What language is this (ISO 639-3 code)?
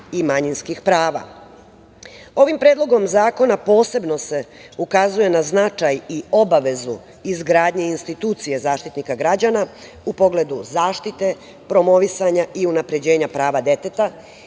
srp